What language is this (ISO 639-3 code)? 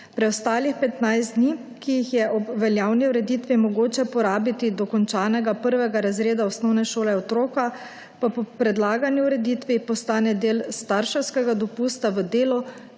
slv